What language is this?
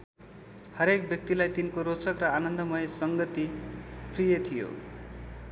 Nepali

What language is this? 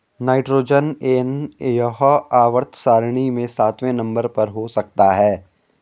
Hindi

